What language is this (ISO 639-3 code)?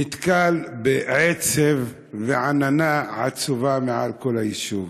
heb